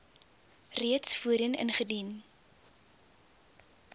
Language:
Afrikaans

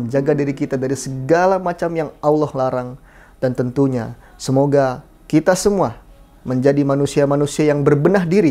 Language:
Indonesian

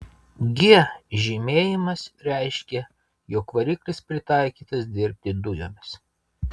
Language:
Lithuanian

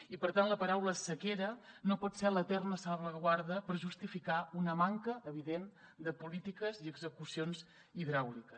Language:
Catalan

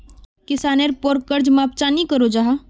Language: Magahi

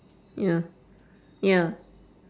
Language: English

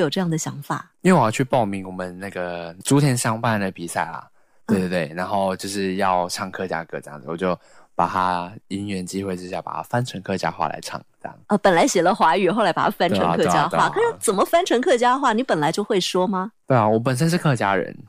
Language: Chinese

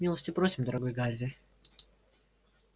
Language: Russian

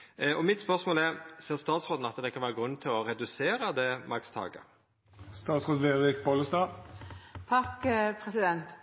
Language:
Norwegian Nynorsk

